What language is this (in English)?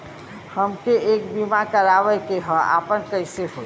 Bhojpuri